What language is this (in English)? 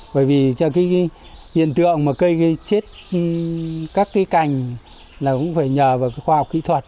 Vietnamese